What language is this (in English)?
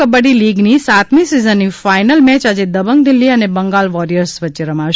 Gujarati